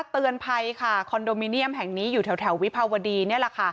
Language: Thai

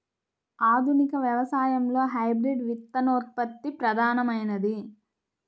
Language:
Telugu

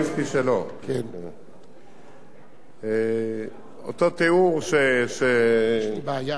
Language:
Hebrew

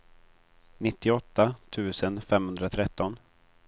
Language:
Swedish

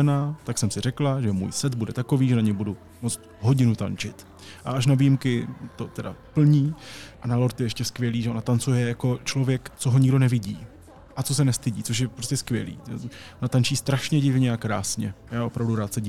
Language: Czech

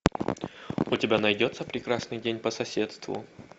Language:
Russian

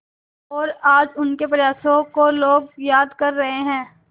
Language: Hindi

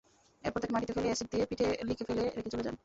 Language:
Bangla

